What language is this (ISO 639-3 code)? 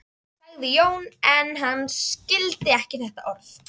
isl